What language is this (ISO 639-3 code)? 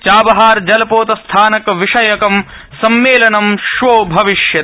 san